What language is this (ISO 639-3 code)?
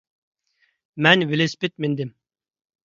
uig